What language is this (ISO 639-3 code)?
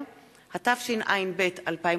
heb